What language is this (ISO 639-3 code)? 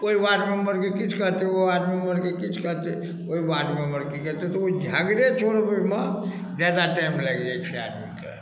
mai